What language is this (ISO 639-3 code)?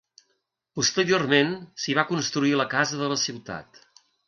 cat